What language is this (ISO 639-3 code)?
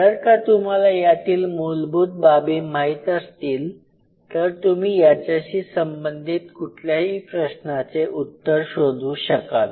mar